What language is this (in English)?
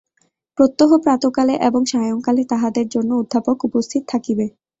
Bangla